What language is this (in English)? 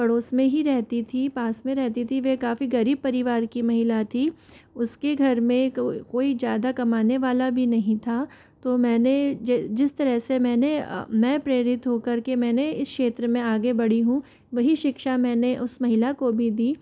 Hindi